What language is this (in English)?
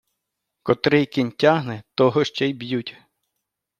Ukrainian